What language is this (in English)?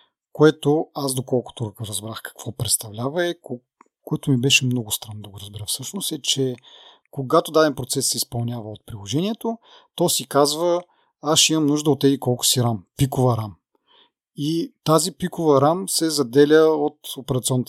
Bulgarian